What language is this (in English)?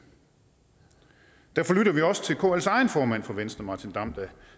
Danish